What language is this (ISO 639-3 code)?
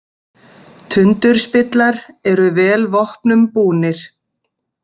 isl